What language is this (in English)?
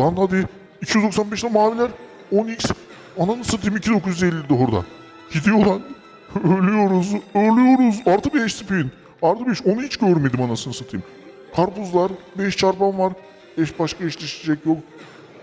Turkish